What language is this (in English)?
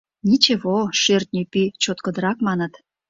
Mari